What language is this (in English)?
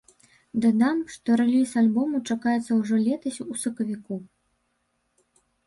Belarusian